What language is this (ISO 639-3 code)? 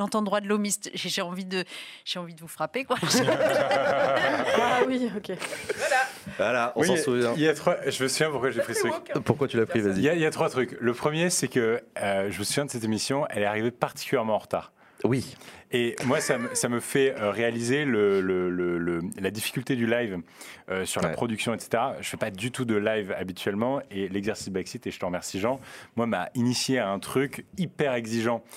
fra